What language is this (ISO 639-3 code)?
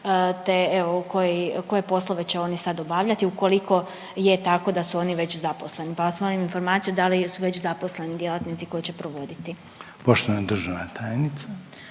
hrv